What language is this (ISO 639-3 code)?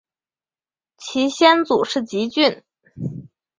zho